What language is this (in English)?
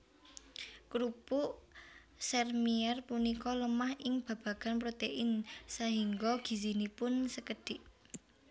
Javanese